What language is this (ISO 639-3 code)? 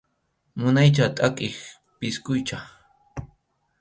qxu